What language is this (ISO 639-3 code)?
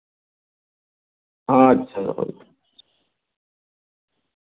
sat